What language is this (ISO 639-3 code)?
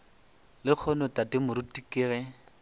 nso